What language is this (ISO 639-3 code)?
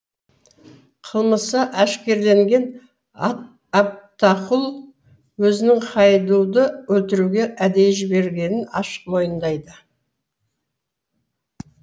kaz